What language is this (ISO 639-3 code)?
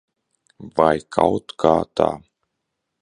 lav